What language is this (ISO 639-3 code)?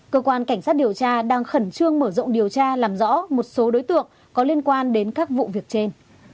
vie